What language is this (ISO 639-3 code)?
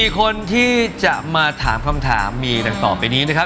tha